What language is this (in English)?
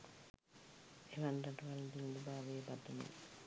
Sinhala